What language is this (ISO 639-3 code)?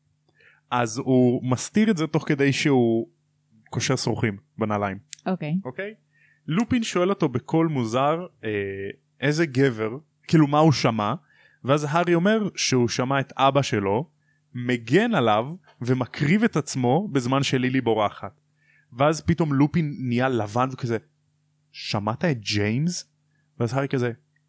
heb